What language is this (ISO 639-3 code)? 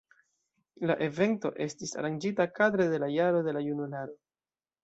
epo